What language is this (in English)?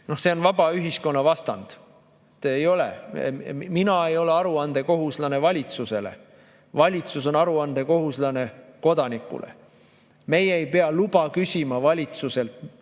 Estonian